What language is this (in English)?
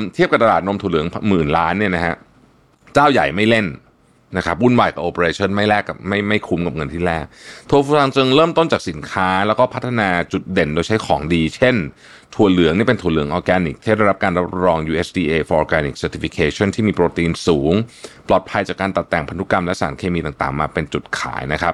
Thai